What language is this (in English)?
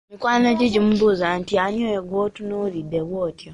Ganda